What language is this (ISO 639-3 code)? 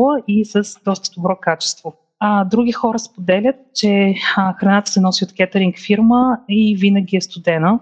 bul